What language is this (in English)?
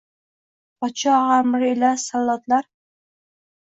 Uzbek